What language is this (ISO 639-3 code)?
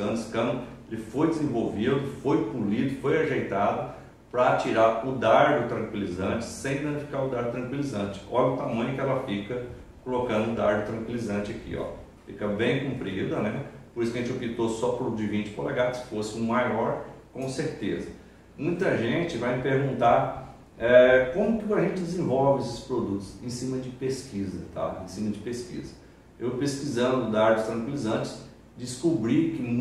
por